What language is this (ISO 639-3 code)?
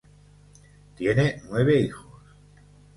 spa